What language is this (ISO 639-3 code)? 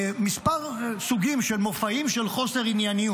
heb